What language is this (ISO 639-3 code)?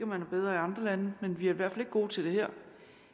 dan